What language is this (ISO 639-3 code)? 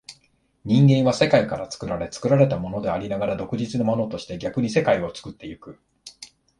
jpn